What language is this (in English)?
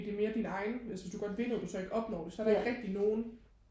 Danish